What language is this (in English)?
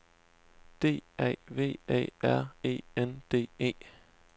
Danish